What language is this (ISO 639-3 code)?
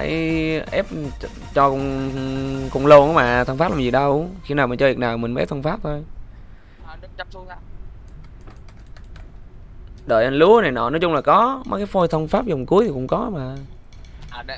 vie